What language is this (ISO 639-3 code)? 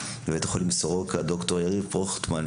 heb